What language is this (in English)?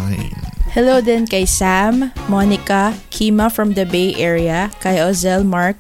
Filipino